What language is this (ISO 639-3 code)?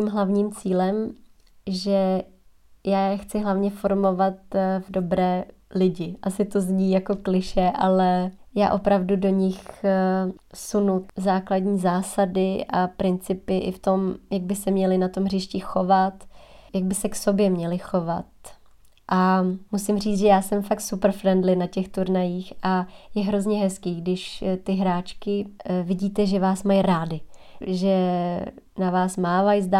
ces